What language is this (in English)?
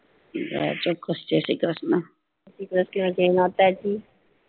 Gujarati